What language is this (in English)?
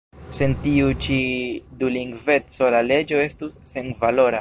Esperanto